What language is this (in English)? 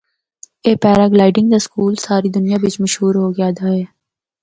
Northern Hindko